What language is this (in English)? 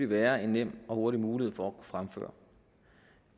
Danish